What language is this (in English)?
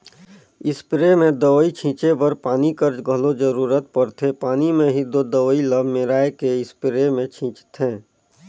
Chhattisgarhi